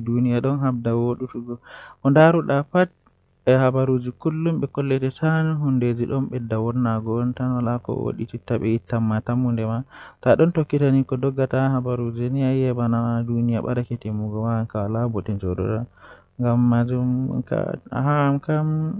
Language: Western Niger Fulfulde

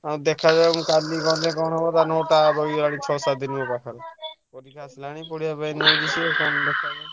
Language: Odia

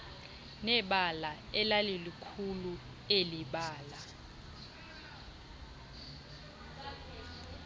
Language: Xhosa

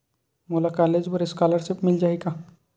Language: Chhattisgarhi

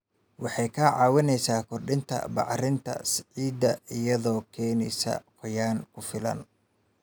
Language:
Somali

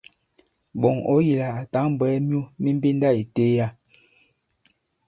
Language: Bankon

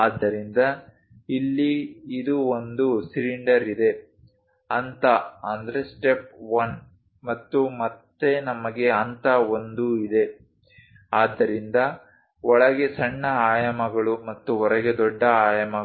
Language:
Kannada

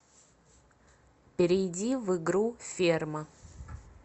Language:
Russian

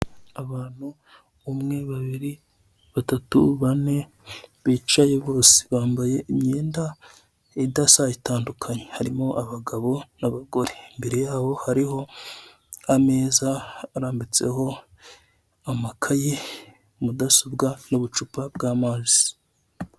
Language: Kinyarwanda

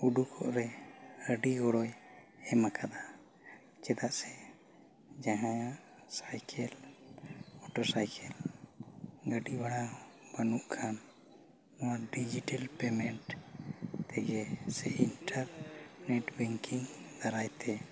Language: Santali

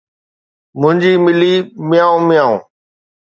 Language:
Sindhi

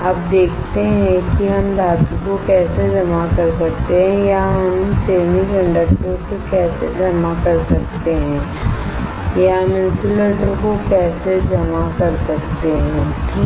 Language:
Hindi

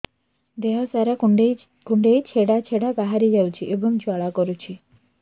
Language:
Odia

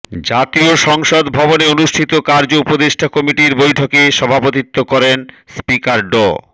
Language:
Bangla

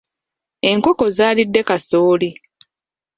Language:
Ganda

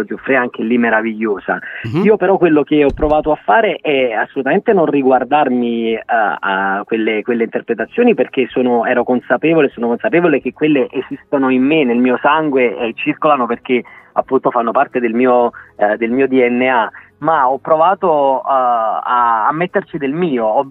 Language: Italian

